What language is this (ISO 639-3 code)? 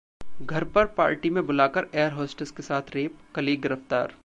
hin